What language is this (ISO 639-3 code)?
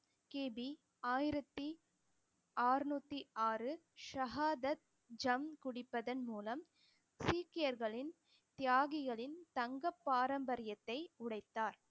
tam